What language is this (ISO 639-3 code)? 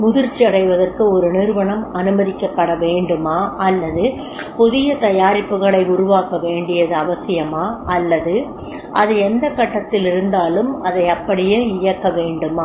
tam